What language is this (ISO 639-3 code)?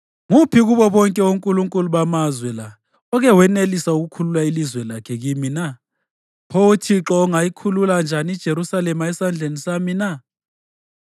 nde